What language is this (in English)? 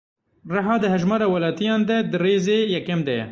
Kurdish